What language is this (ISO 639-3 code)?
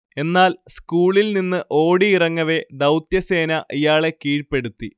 mal